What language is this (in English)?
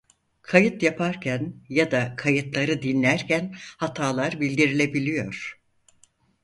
Turkish